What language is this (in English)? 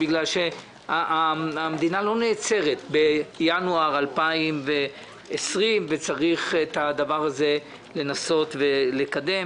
Hebrew